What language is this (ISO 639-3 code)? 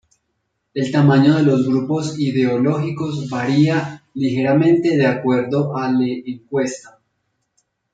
spa